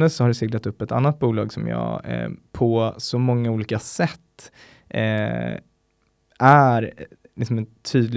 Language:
Swedish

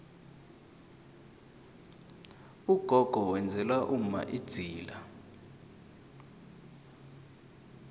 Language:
South Ndebele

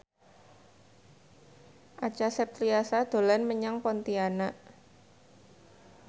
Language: Javanese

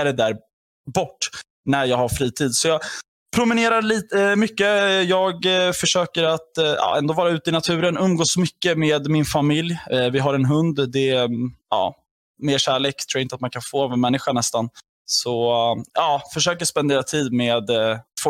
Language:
Swedish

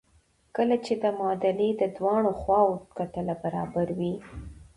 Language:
Pashto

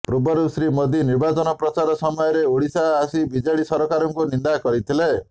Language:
Odia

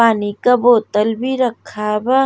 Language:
Bhojpuri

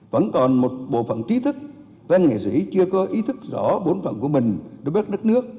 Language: Vietnamese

